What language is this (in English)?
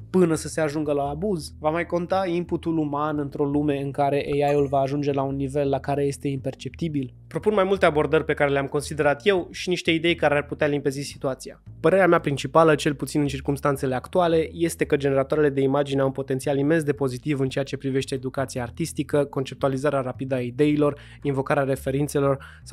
Romanian